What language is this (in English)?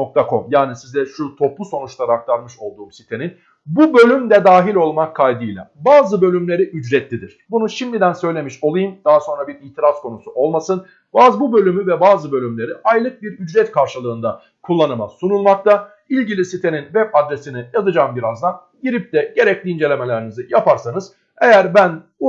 Turkish